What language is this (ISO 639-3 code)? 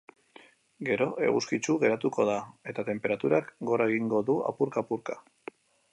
eus